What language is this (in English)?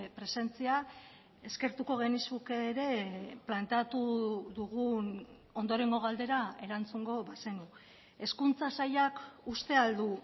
Basque